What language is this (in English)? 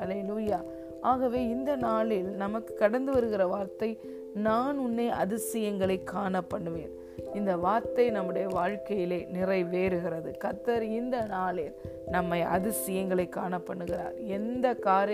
Tamil